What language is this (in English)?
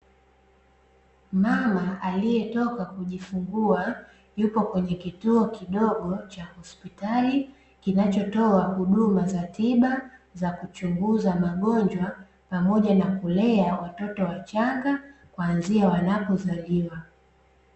Swahili